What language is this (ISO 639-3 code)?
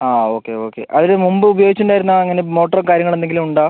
mal